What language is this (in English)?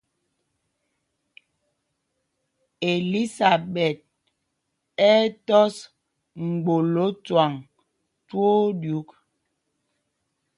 Mpumpong